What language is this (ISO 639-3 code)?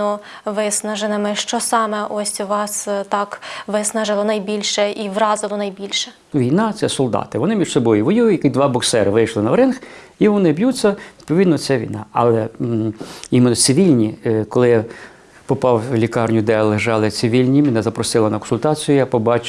ukr